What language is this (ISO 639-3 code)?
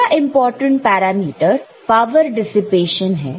hin